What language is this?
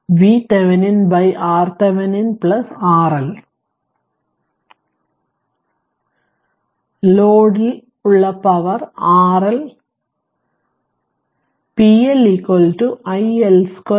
Malayalam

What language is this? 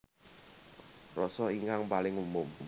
Javanese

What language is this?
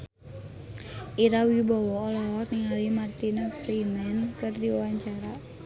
Sundanese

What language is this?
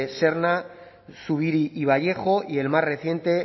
Spanish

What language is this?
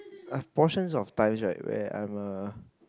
English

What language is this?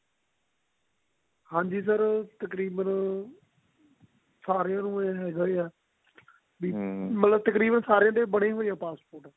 Punjabi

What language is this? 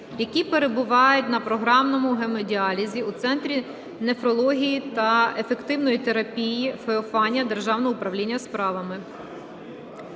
Ukrainian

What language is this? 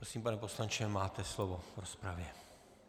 Czech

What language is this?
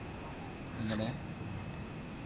Malayalam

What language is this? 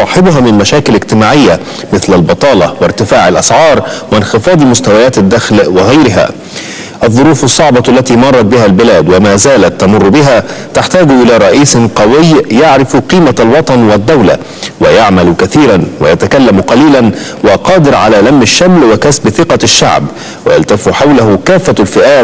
Arabic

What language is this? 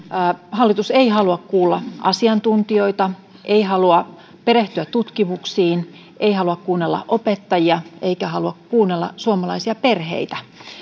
Finnish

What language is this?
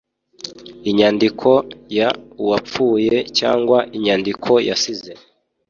Kinyarwanda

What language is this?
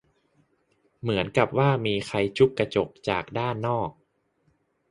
Thai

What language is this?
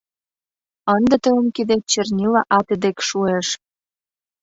Mari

